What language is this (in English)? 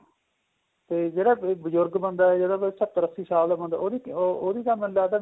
Punjabi